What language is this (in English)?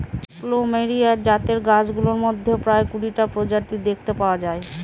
Bangla